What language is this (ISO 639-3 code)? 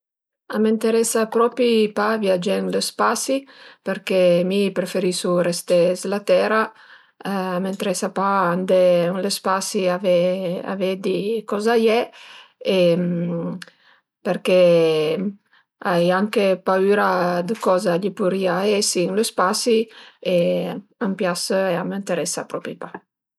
pms